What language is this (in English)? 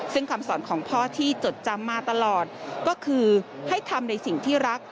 Thai